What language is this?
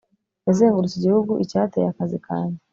Kinyarwanda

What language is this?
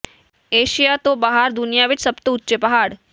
Punjabi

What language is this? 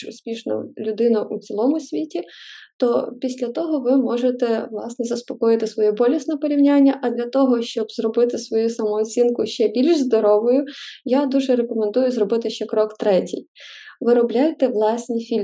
Ukrainian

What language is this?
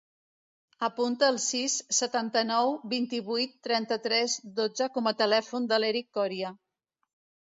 Catalan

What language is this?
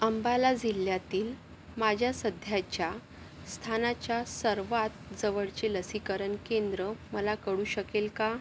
Marathi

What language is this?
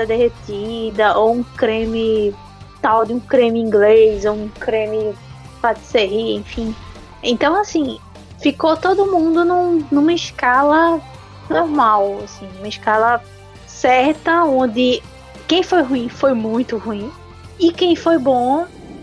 Portuguese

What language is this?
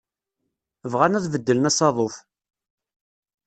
Kabyle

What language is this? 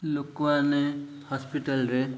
Odia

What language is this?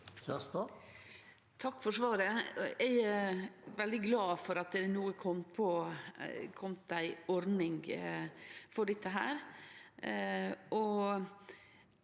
Norwegian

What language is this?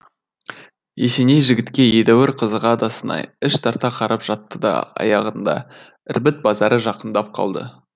Kazakh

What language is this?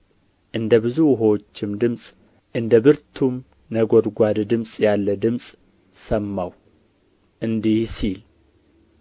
Amharic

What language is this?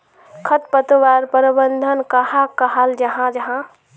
Magahi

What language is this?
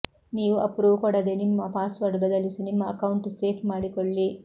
Kannada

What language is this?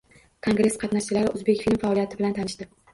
Uzbek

